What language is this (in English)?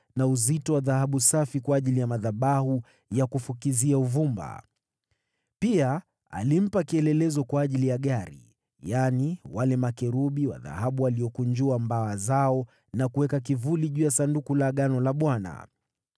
Swahili